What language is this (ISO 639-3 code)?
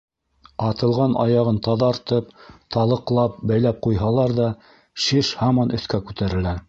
bak